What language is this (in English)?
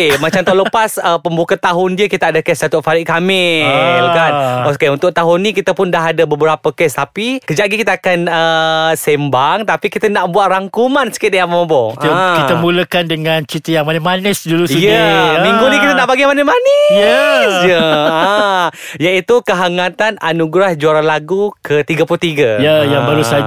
Malay